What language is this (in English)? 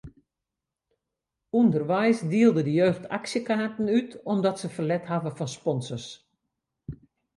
Western Frisian